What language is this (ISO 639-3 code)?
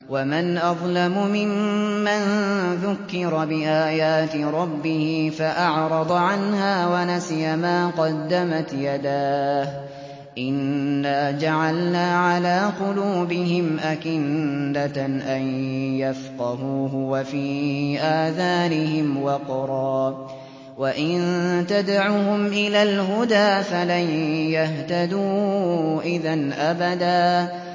ara